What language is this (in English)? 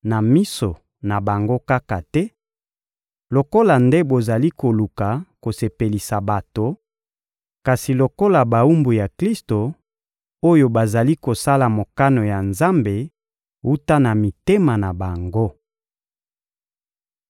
Lingala